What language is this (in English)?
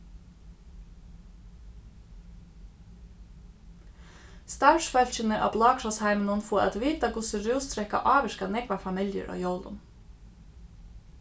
Faroese